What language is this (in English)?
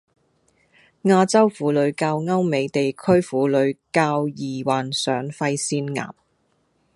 Cantonese